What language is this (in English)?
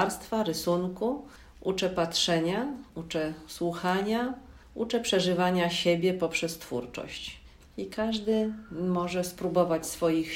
Polish